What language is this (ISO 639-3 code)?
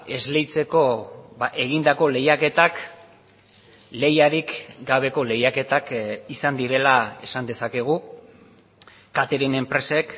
eus